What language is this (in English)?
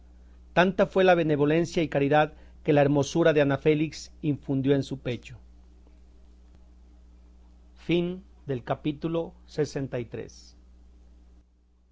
Spanish